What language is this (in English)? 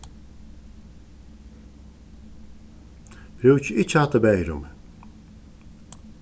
Faroese